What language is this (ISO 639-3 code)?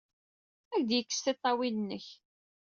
kab